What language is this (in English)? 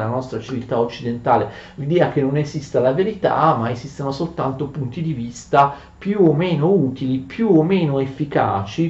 Italian